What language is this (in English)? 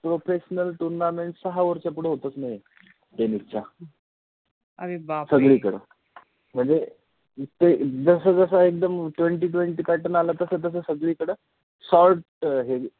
Marathi